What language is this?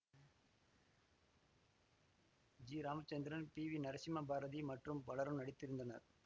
Tamil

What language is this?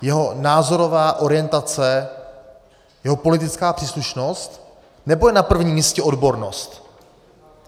Czech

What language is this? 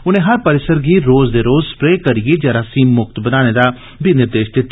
Dogri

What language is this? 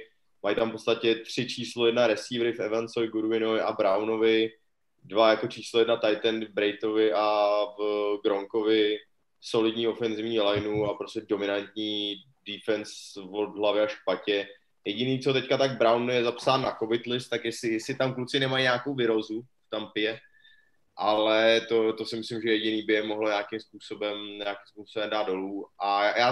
Czech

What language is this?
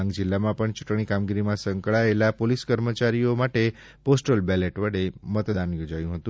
Gujarati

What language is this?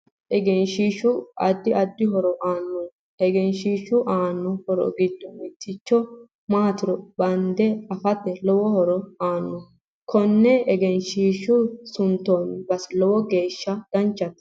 Sidamo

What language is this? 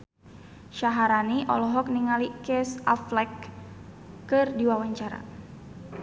Sundanese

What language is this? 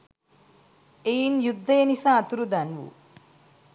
Sinhala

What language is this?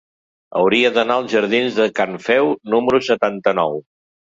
Catalan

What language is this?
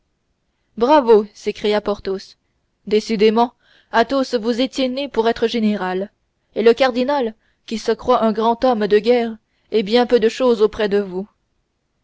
French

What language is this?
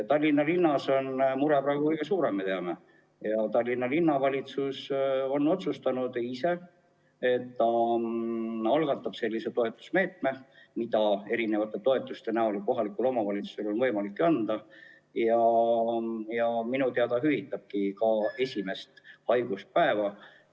Estonian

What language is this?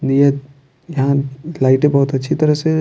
Hindi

